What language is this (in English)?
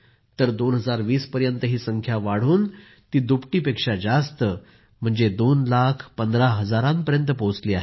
Marathi